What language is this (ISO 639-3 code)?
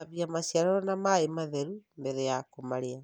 kik